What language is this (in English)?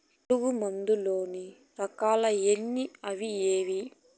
Telugu